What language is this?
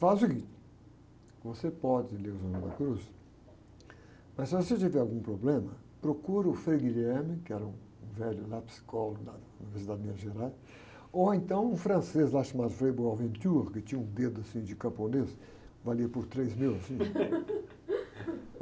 Portuguese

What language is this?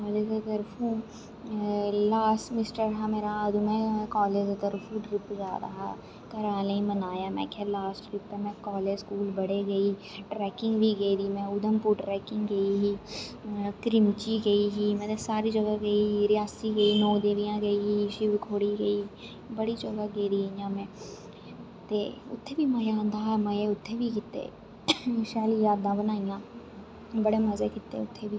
Dogri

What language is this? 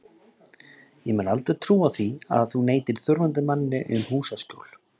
Icelandic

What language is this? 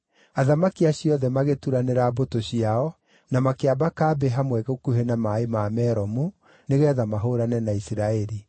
Kikuyu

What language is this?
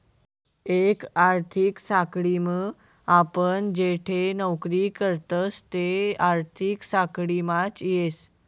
Marathi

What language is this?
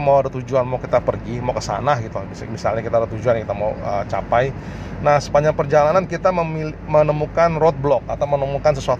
Indonesian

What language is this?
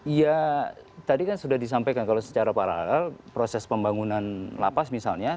Indonesian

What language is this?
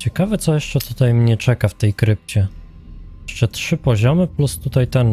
Polish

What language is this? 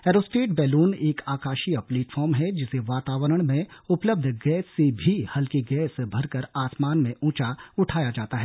Hindi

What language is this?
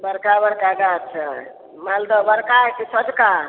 Maithili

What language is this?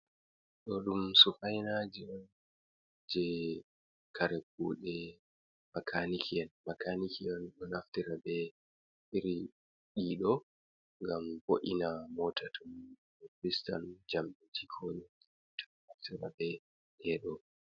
Fula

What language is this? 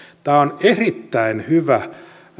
Finnish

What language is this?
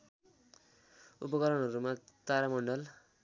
Nepali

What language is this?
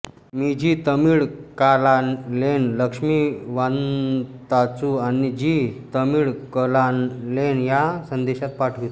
Marathi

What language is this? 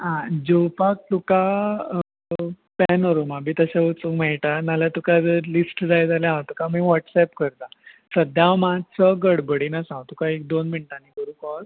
Konkani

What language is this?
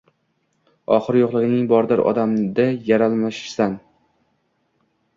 Uzbek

